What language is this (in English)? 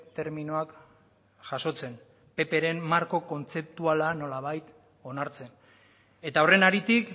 Basque